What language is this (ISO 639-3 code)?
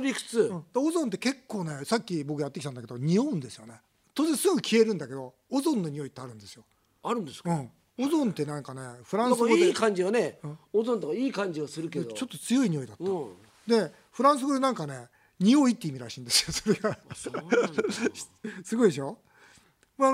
jpn